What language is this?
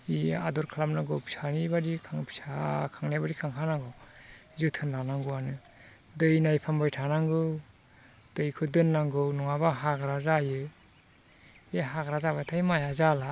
Bodo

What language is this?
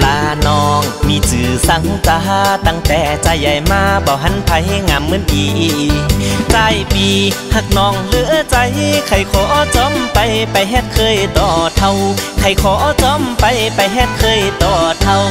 Thai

